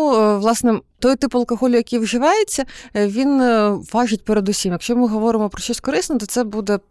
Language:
Ukrainian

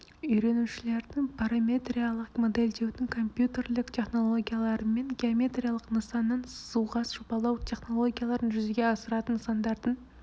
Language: Kazakh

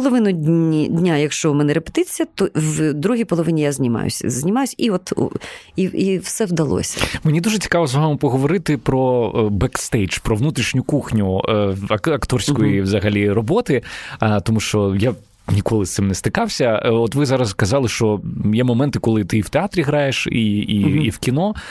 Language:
Ukrainian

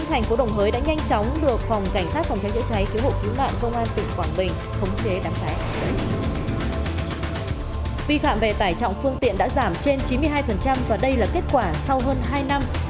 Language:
Vietnamese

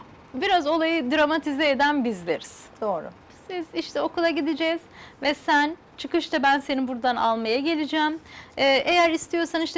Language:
Turkish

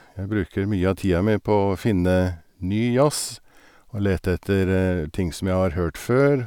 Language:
Norwegian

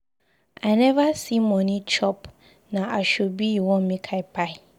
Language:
Nigerian Pidgin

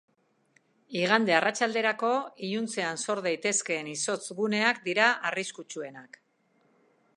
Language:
Basque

